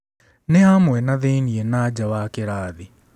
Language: Kikuyu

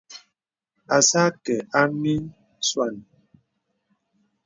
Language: Bebele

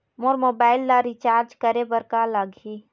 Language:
Chhattisgarhi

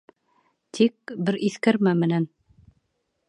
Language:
Bashkir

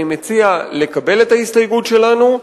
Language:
Hebrew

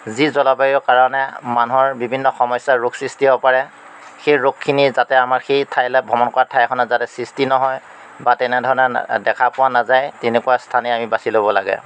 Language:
Assamese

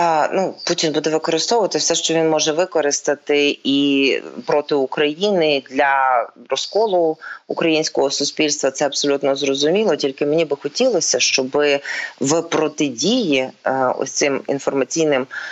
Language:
Ukrainian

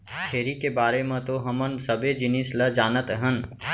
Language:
Chhattisgarhi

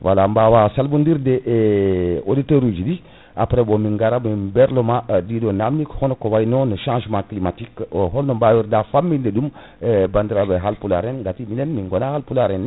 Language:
Fula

